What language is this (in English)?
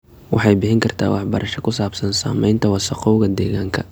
Somali